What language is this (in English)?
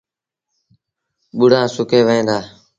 Sindhi Bhil